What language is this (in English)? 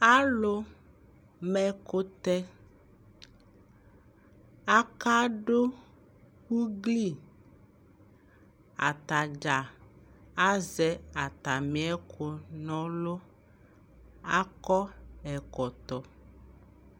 Ikposo